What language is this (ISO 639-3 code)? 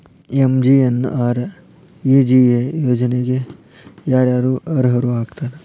kan